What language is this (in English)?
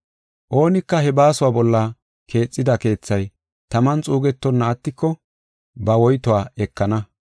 Gofa